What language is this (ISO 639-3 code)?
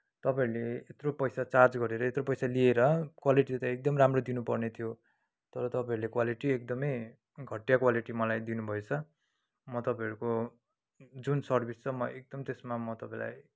nep